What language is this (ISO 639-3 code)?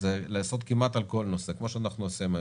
heb